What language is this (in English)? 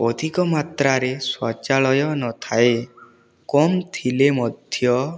Odia